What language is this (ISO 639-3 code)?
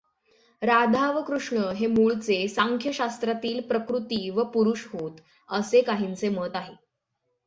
mar